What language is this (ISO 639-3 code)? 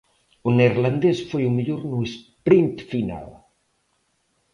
glg